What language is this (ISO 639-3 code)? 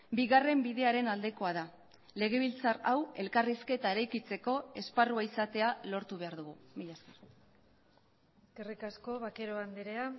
eus